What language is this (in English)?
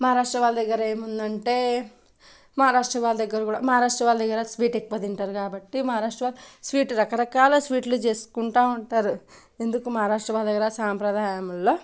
Telugu